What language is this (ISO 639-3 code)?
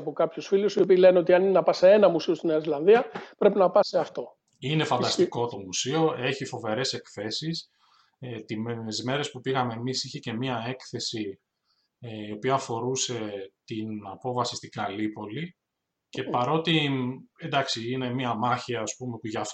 ell